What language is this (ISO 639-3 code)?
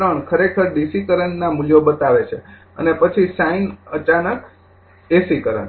guj